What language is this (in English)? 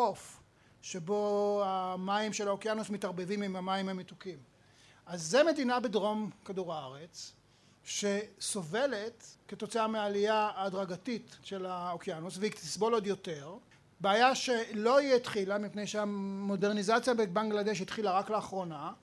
Hebrew